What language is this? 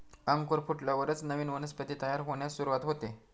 Marathi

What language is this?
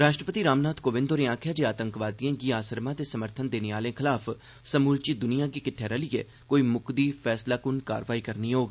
Dogri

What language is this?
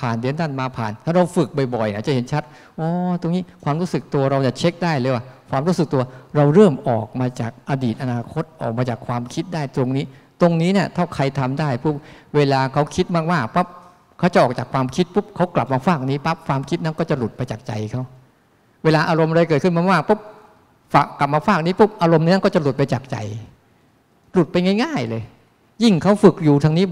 Thai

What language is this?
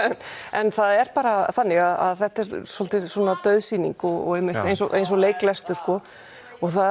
Icelandic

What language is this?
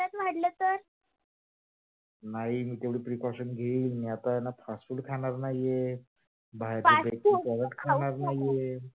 Marathi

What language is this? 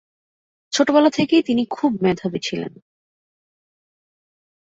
Bangla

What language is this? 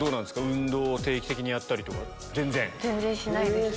Japanese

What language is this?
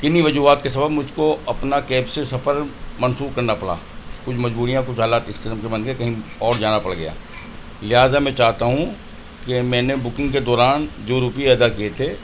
Urdu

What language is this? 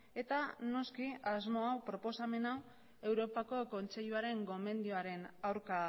Basque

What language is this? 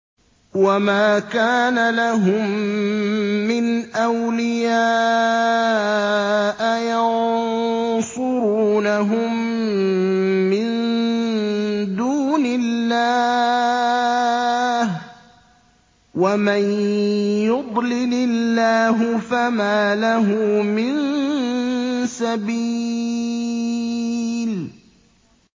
Arabic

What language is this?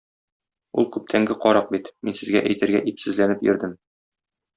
Tatar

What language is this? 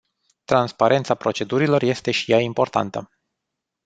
Romanian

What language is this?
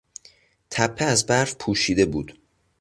Persian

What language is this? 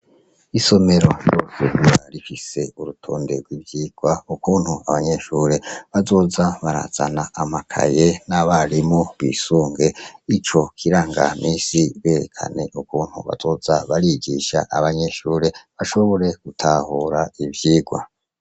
Rundi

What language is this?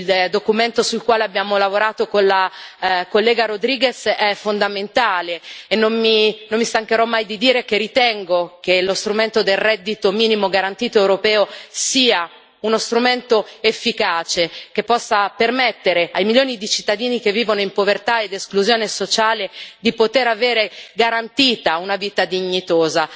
Italian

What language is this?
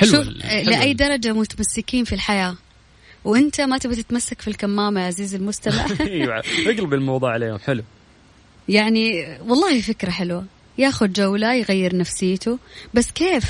Arabic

